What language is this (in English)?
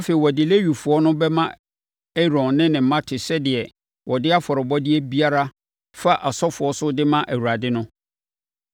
Akan